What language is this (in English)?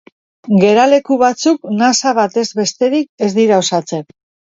Basque